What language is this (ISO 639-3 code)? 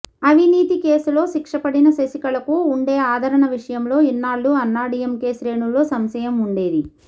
tel